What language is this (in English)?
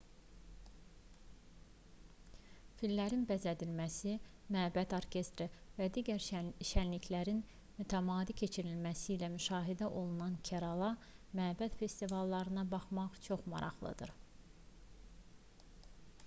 Azerbaijani